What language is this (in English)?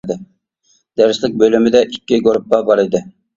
Uyghur